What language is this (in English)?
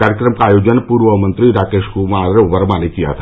Hindi